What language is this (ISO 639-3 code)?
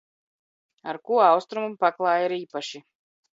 lav